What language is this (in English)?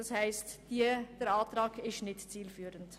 Swiss German